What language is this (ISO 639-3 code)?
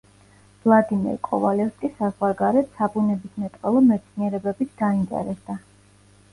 kat